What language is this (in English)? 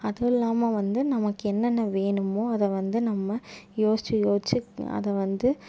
Tamil